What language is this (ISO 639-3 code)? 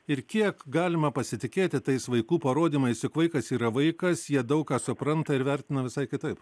lit